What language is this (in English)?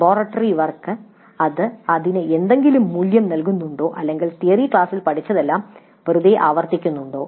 Malayalam